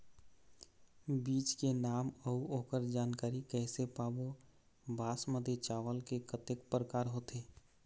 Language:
Chhattisgarhi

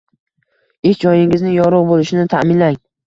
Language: Uzbek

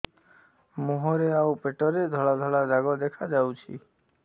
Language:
Odia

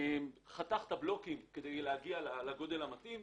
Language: Hebrew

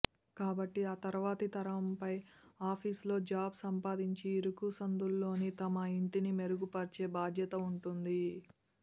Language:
Telugu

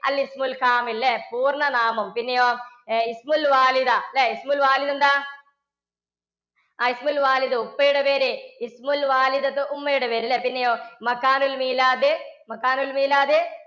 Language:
Malayalam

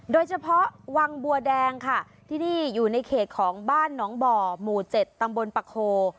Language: Thai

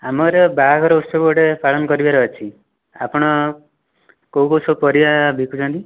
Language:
Odia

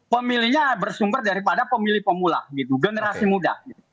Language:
Indonesian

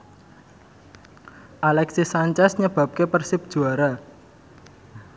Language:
Javanese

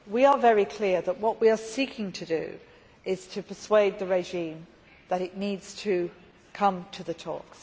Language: English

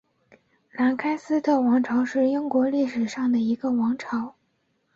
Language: Chinese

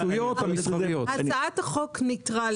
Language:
Hebrew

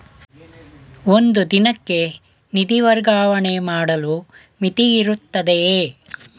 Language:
Kannada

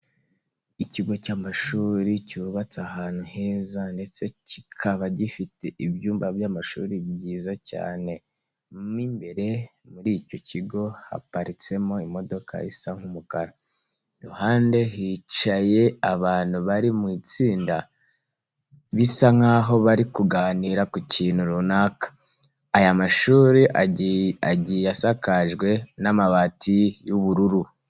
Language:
Kinyarwanda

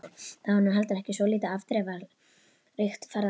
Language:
Icelandic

